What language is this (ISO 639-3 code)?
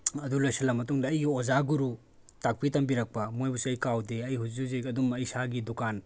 mni